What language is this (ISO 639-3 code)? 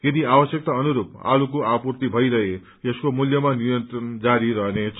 nep